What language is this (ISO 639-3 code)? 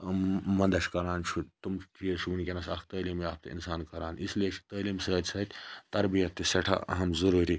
kas